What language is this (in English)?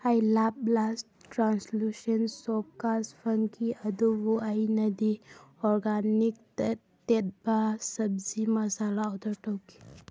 Manipuri